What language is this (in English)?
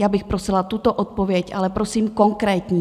Czech